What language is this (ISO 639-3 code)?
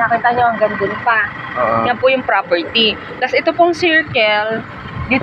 fil